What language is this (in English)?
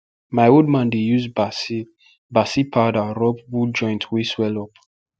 Nigerian Pidgin